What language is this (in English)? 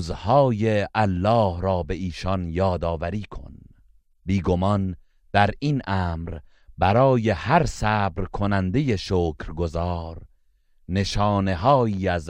Persian